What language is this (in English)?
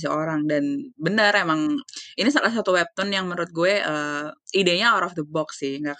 Indonesian